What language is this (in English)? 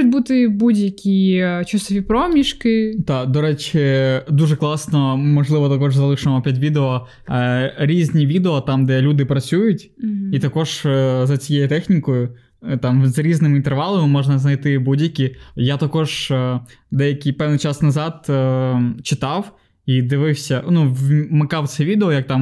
Ukrainian